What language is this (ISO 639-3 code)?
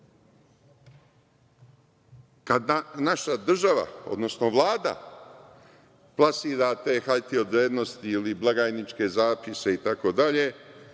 srp